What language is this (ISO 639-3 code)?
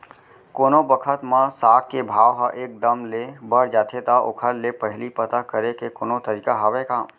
hne